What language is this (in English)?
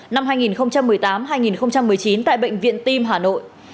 Vietnamese